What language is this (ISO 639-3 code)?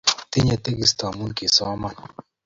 kln